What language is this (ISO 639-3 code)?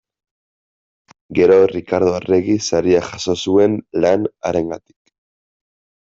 eus